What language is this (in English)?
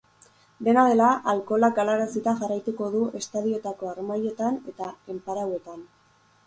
Basque